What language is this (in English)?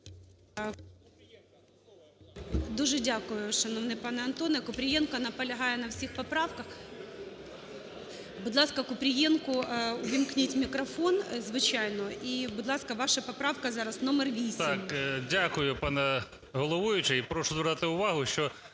Ukrainian